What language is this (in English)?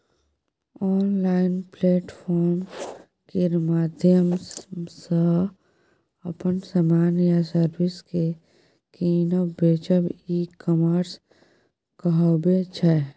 Maithili